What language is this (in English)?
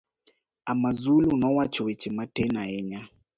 Luo (Kenya and Tanzania)